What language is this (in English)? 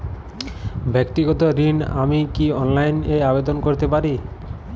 Bangla